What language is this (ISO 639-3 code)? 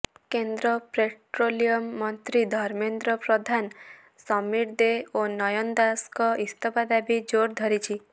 ori